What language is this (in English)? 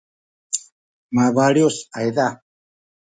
Sakizaya